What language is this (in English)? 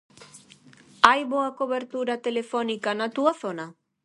Galician